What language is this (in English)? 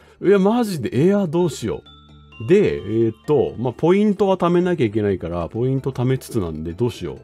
Japanese